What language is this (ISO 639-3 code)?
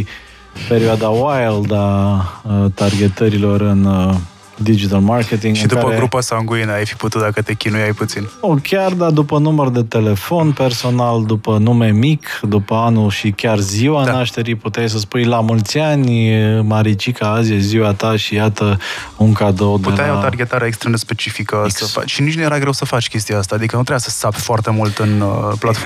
ron